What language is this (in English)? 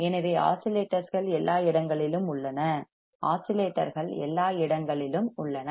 Tamil